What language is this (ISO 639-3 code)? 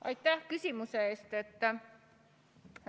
est